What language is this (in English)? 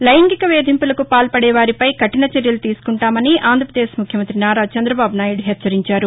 Telugu